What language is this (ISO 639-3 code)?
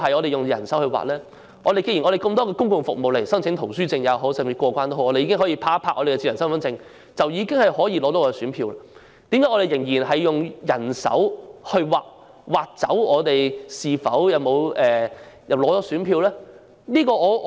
yue